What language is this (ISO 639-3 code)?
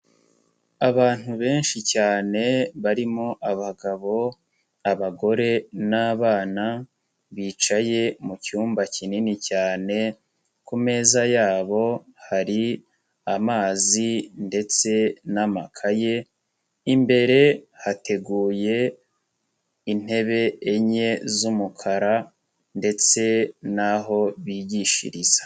kin